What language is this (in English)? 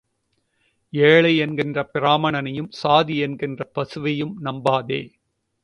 Tamil